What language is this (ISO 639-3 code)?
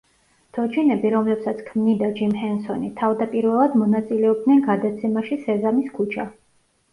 kat